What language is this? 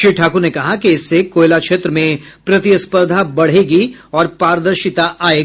Hindi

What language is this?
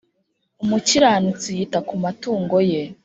Kinyarwanda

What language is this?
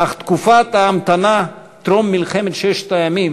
Hebrew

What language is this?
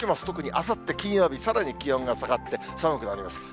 Japanese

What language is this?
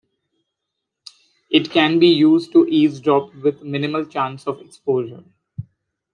English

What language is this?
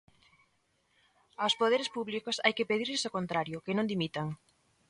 Galician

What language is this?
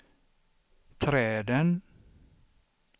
Swedish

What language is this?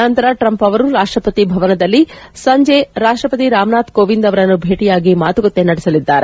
Kannada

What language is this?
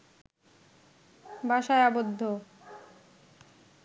Bangla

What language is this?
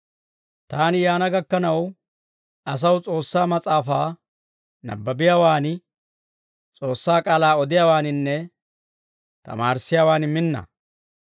Dawro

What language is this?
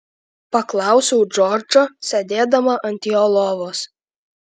Lithuanian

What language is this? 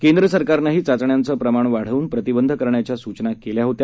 Marathi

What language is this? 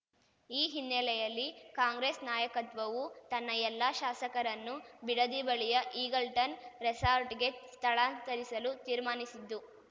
Kannada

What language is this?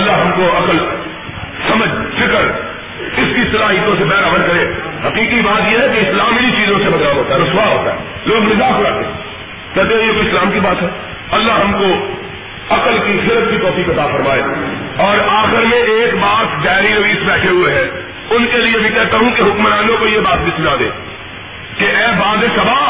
Urdu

